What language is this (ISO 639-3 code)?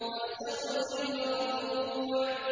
ara